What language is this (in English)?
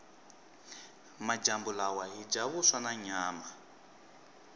Tsonga